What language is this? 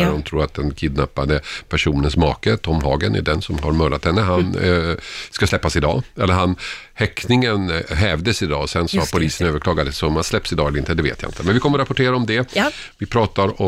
Swedish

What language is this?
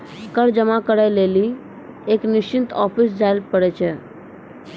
Maithili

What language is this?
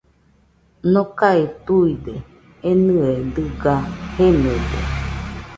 Nüpode Huitoto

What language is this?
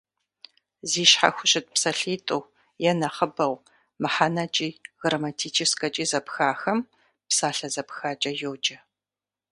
Kabardian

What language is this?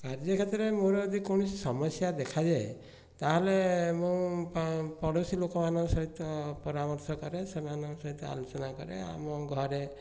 Odia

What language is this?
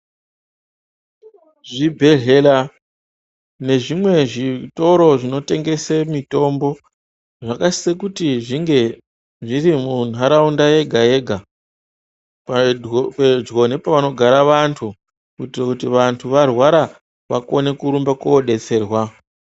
Ndau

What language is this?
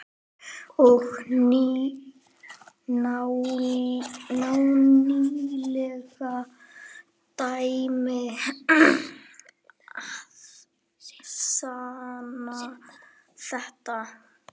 Icelandic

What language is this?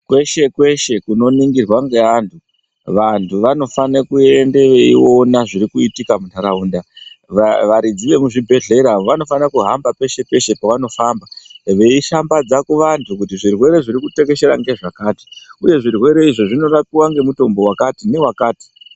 Ndau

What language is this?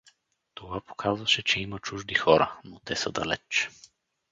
Bulgarian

